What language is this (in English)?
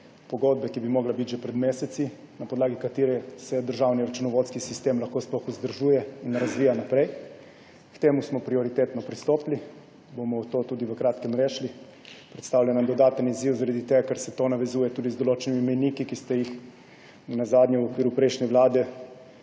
Slovenian